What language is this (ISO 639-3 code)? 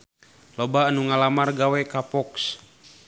sun